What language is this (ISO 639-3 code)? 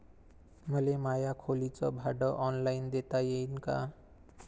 mar